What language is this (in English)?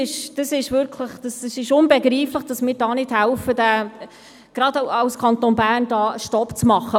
Swiss German